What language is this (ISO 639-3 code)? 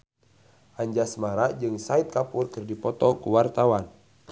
sun